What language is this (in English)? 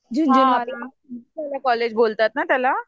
Marathi